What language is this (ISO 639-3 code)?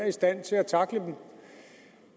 dan